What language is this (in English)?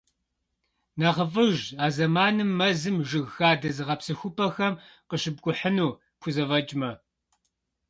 Kabardian